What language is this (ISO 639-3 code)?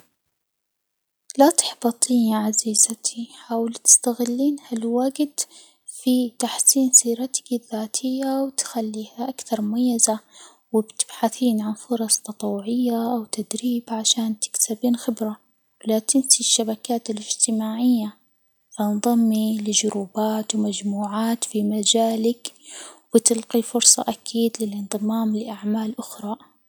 acw